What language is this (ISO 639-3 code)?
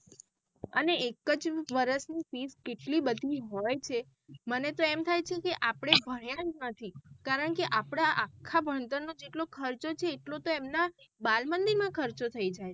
guj